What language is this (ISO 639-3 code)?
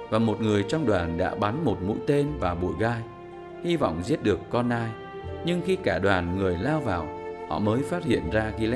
vie